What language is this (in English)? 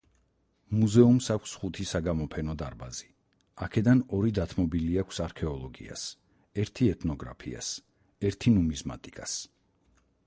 Georgian